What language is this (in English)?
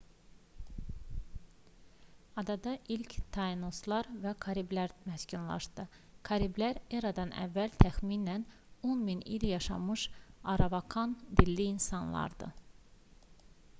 Azerbaijani